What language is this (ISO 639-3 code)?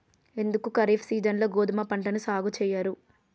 tel